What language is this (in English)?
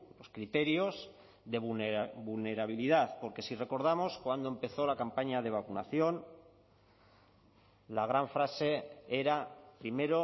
Spanish